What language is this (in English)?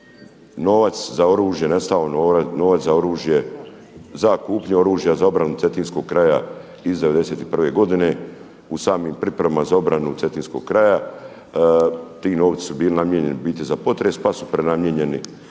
Croatian